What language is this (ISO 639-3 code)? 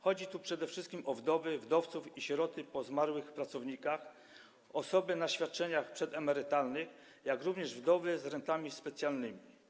pol